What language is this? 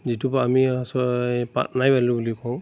Assamese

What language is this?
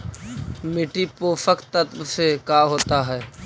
Magahi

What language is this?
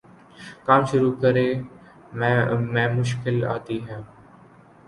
Urdu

